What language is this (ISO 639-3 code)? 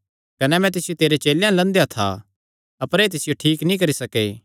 xnr